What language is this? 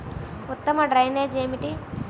Telugu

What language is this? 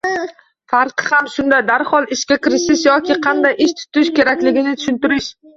Uzbek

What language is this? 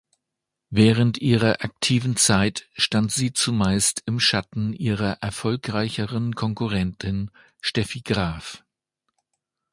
German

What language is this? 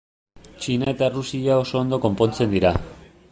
Basque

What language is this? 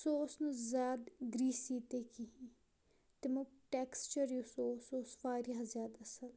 Kashmiri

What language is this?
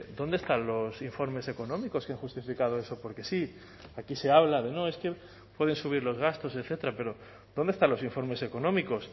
Spanish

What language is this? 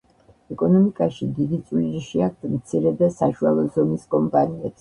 Georgian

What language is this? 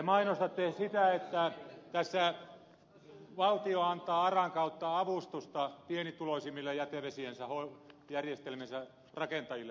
Finnish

